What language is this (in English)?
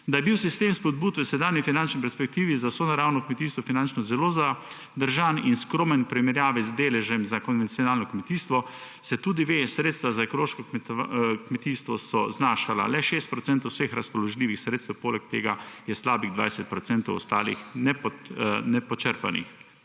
Slovenian